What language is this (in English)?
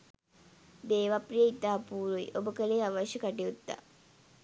Sinhala